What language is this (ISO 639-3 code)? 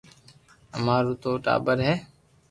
lrk